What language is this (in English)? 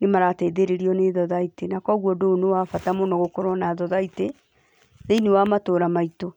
Kikuyu